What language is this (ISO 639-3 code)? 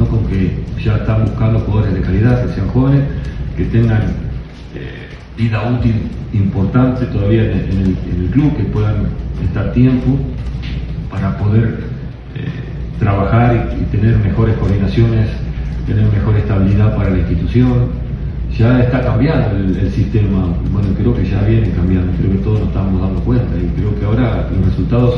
spa